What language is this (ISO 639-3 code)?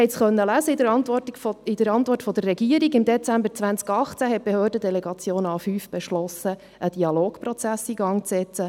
gsw